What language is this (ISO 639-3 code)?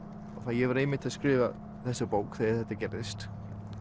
isl